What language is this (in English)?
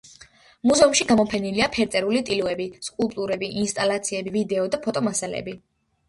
Georgian